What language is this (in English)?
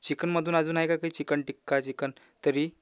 Marathi